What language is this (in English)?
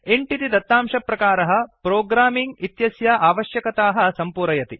Sanskrit